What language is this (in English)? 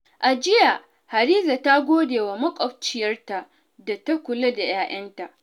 Hausa